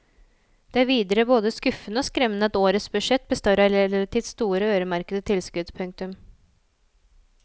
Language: Norwegian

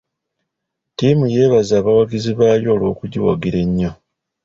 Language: Ganda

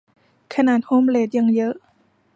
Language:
Thai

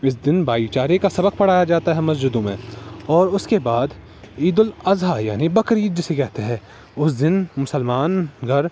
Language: Urdu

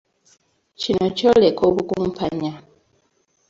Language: Ganda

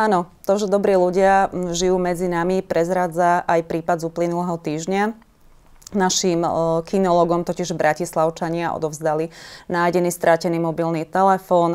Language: Slovak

